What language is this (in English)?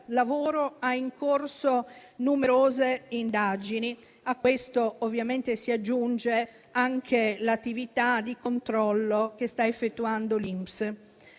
Italian